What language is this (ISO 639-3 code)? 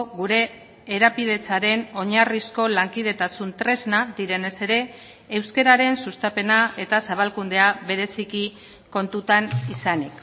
eus